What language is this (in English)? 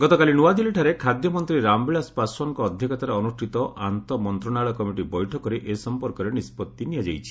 Odia